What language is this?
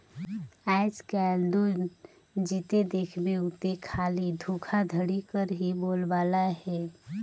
Chhattisgarhi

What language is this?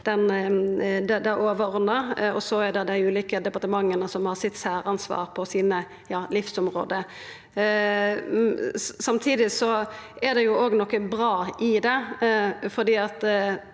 Norwegian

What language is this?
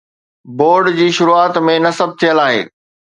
Sindhi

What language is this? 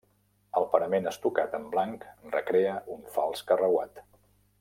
Catalan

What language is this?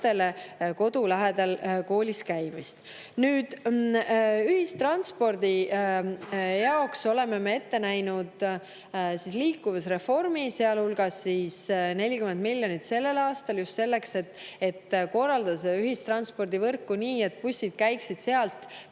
Estonian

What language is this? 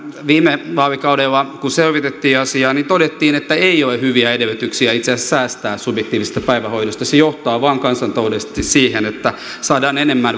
Finnish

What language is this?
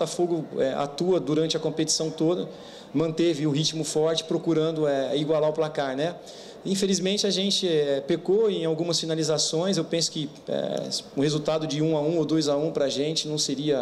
Portuguese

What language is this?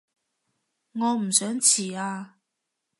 Cantonese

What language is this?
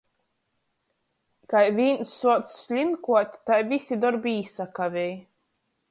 Latgalian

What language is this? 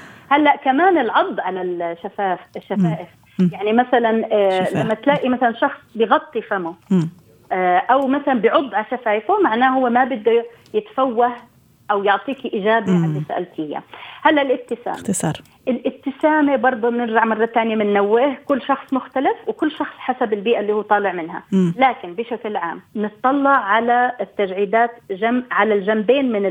Arabic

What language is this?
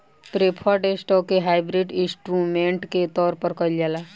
Bhojpuri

